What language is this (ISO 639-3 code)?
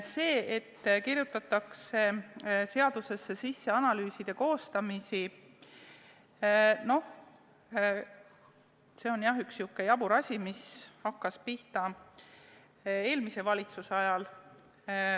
est